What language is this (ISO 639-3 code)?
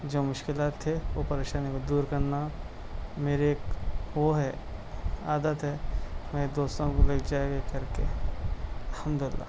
urd